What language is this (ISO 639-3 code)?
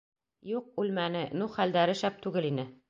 bak